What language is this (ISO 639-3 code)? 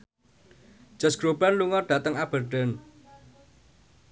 jav